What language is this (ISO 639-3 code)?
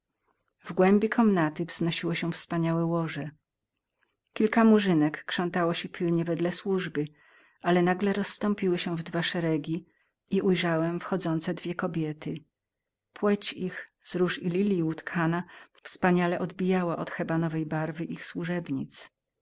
pol